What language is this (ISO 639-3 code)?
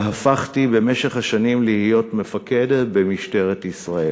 heb